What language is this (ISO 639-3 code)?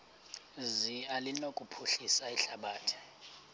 xho